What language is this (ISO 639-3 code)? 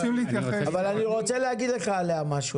heb